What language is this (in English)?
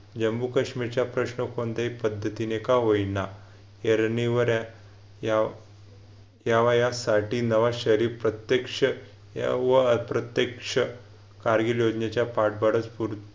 Marathi